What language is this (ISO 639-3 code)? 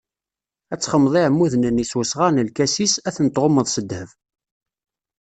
kab